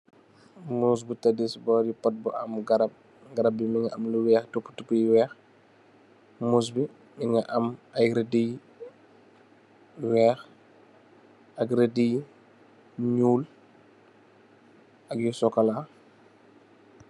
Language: Wolof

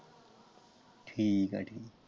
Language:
Punjabi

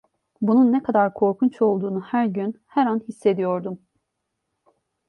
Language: Turkish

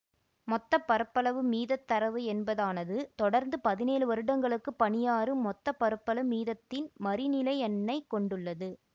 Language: Tamil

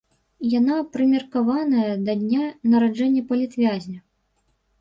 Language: Belarusian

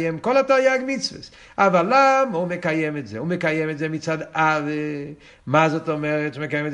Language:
Hebrew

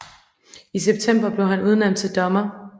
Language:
Danish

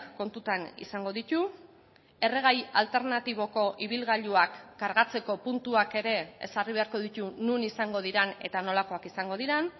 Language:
Basque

